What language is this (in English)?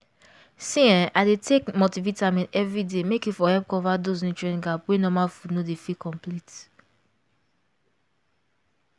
Nigerian Pidgin